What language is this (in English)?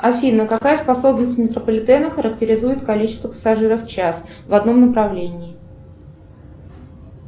Russian